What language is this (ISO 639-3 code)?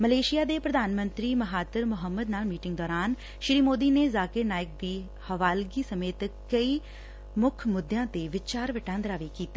pan